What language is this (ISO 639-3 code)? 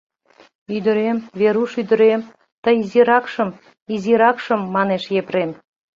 chm